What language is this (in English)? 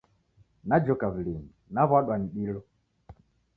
Taita